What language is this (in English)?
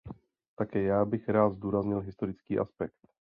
Czech